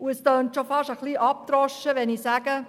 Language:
Swiss German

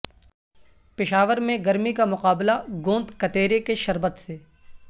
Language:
Urdu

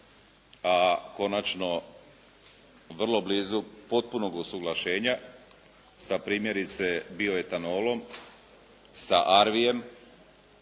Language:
Croatian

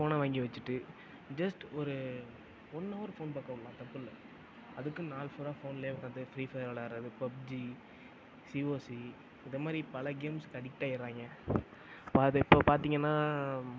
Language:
Tamil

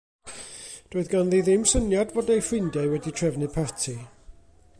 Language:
Welsh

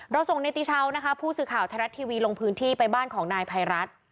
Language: Thai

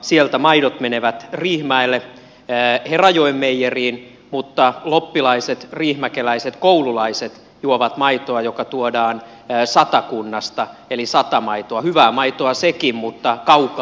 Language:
Finnish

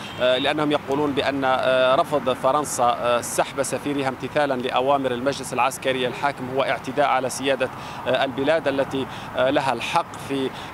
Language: Arabic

